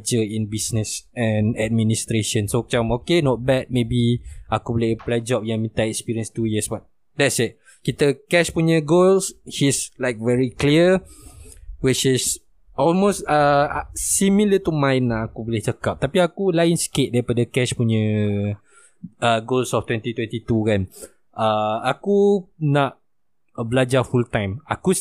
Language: Malay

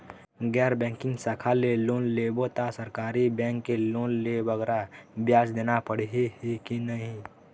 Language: Chhattisgarhi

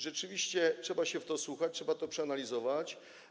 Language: Polish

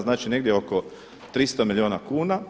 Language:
Croatian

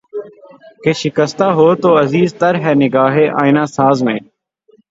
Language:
Urdu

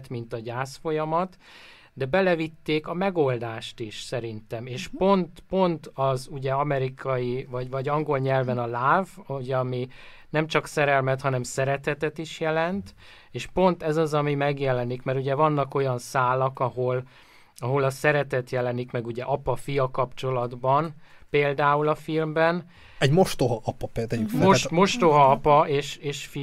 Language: Hungarian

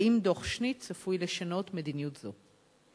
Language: Hebrew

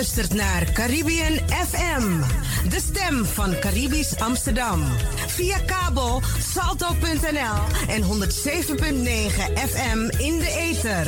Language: Dutch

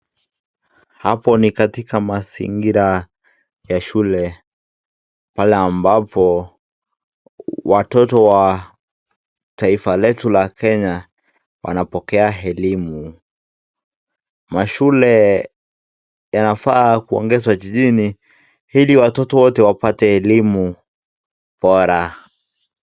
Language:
Swahili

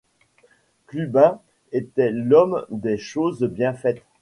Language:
French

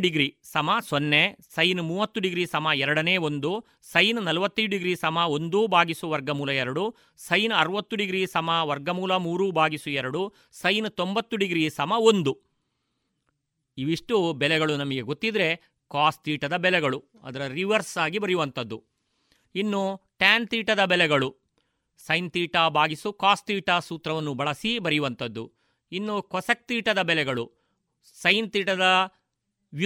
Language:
Kannada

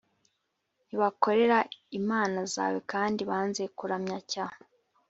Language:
Kinyarwanda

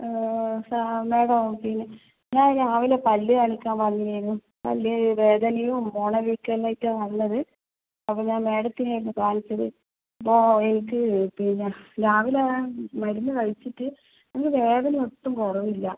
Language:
Malayalam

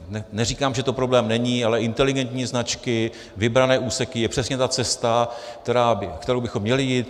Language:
Czech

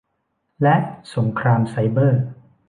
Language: Thai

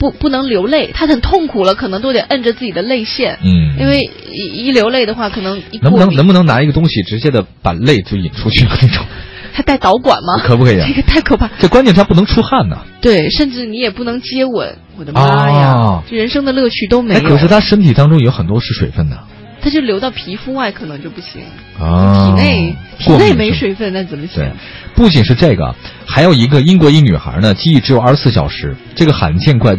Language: Chinese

